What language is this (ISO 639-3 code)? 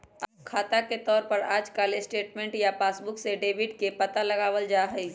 mag